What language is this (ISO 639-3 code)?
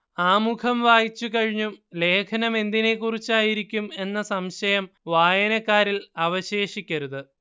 mal